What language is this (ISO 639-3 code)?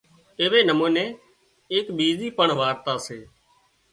kxp